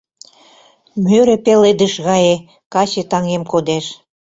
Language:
Mari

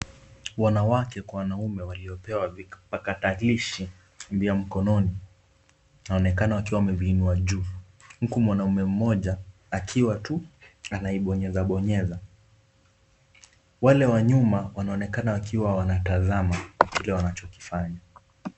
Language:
Swahili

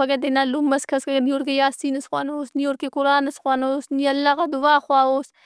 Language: Brahui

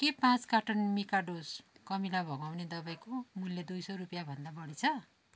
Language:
Nepali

